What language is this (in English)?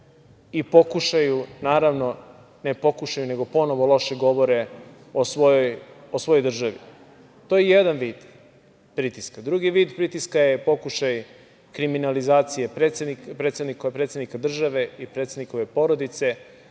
Serbian